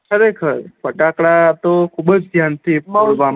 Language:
Gujarati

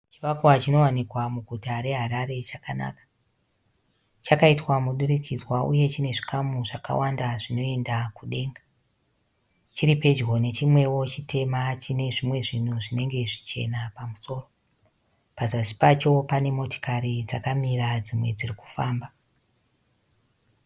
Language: Shona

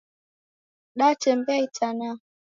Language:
Taita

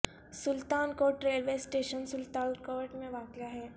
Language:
Urdu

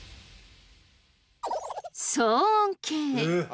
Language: Japanese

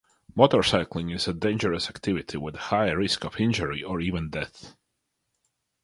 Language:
English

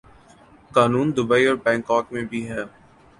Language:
Urdu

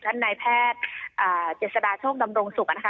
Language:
Thai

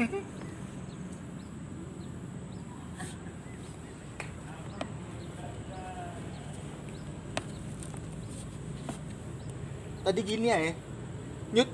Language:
Indonesian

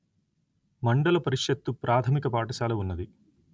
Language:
Telugu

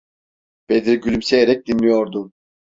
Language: Turkish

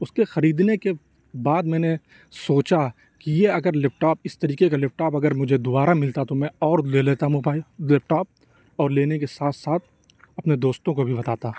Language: Urdu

